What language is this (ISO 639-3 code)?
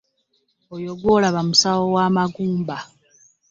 lug